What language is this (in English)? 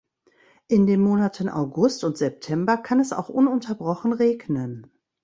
German